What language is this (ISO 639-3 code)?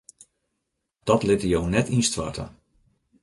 fry